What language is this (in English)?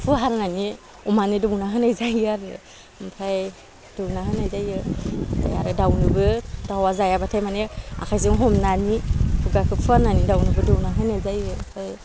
Bodo